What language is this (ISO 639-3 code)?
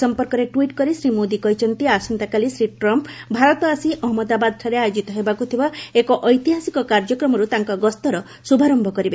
ori